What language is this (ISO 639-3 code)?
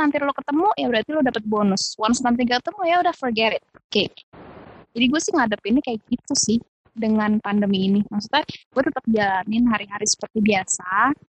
ind